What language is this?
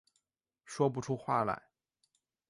Chinese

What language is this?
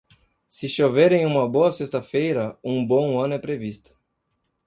Portuguese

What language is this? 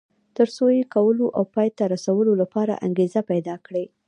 Pashto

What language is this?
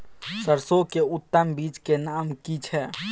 Maithili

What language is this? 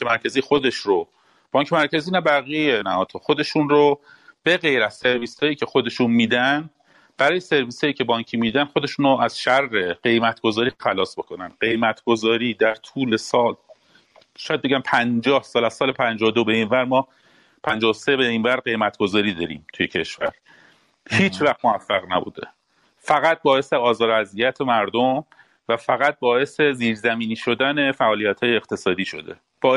Persian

